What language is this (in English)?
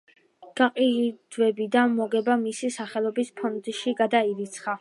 Georgian